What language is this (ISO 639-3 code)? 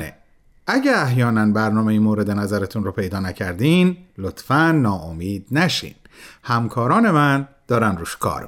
fas